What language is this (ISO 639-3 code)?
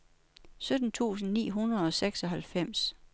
dan